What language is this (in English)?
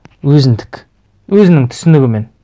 Kazakh